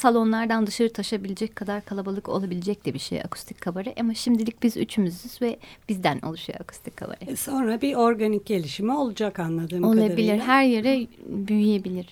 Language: Turkish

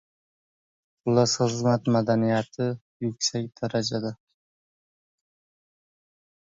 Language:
Uzbek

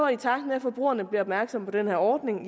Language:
Danish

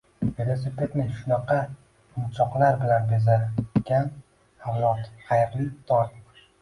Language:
Uzbek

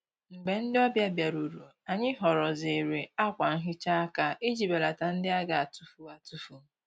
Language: Igbo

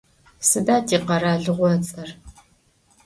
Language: Adyghe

